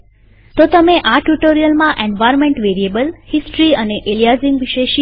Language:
Gujarati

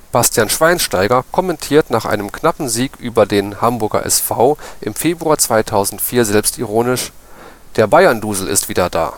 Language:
German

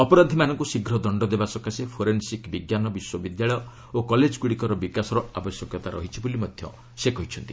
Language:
Odia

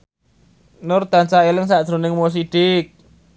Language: Javanese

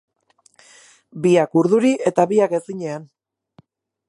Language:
Basque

